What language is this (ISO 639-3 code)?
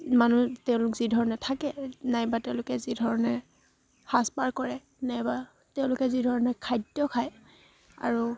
asm